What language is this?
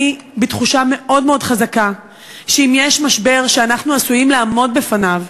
Hebrew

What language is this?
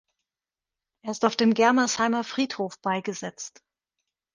German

